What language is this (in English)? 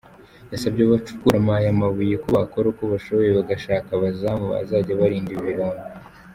Kinyarwanda